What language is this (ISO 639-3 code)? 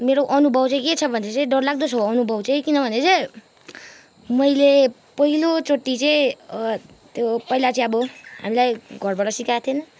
nep